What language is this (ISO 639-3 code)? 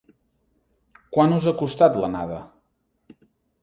cat